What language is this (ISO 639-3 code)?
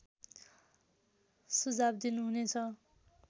nep